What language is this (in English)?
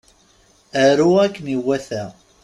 Kabyle